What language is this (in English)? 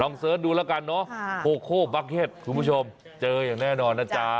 Thai